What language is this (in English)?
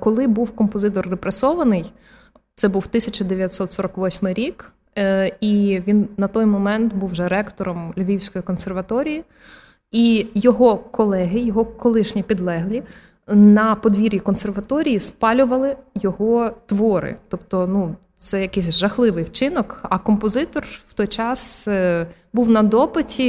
Ukrainian